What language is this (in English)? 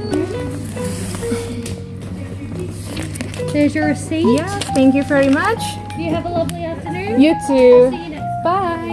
Indonesian